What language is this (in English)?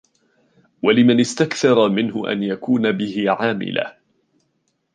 Arabic